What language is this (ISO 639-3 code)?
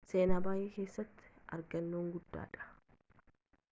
orm